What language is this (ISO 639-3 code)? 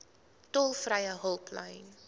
afr